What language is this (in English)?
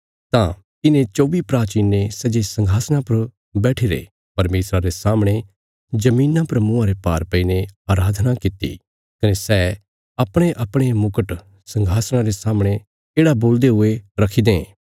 Bilaspuri